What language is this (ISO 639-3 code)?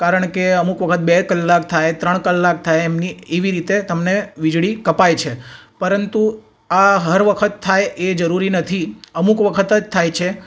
guj